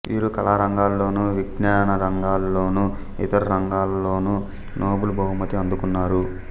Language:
Telugu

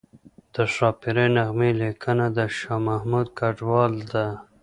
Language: Pashto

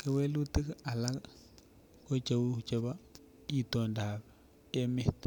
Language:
Kalenjin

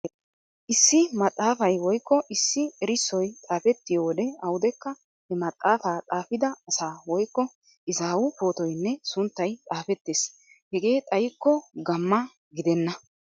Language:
Wolaytta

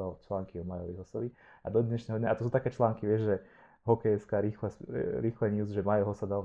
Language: Slovak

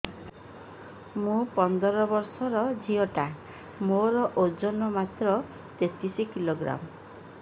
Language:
Odia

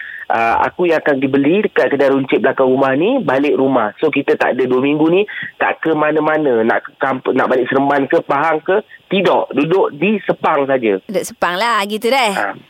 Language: Malay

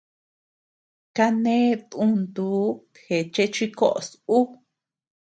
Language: Tepeuxila Cuicatec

